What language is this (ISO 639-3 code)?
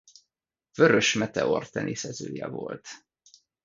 hun